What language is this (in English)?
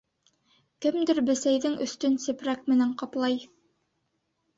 Bashkir